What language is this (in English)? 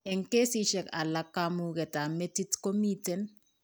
Kalenjin